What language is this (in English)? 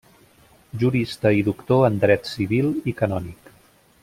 Catalan